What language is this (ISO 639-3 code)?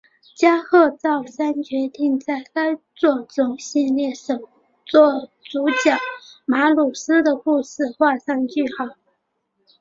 zho